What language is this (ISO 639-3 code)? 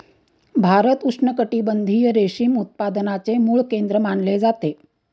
mar